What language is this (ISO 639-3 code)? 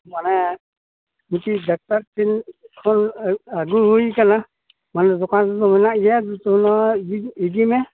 sat